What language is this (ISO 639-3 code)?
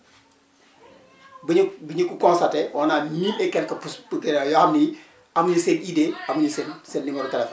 wol